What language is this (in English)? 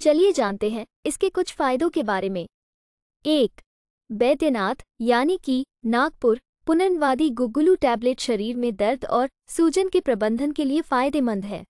Hindi